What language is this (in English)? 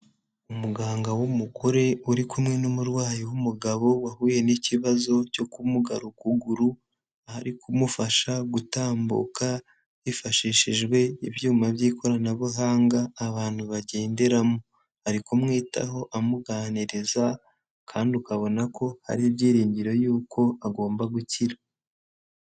Kinyarwanda